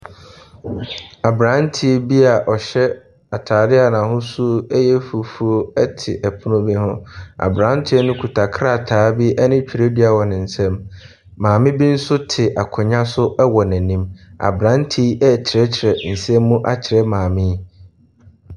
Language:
Akan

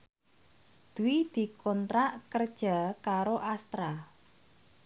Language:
Javanese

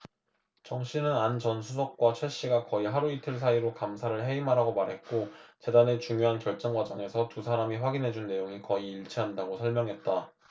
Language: Korean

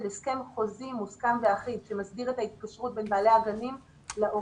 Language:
Hebrew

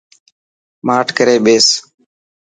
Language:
Dhatki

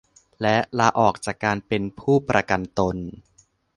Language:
Thai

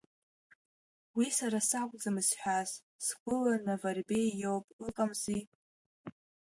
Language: Abkhazian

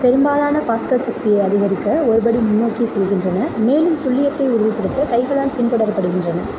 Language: Tamil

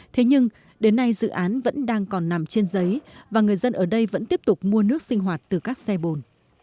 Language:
Vietnamese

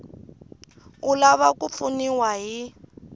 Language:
Tsonga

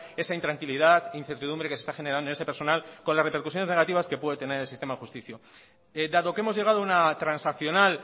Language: Spanish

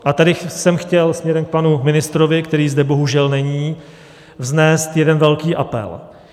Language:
Czech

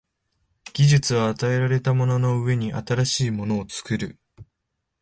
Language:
Japanese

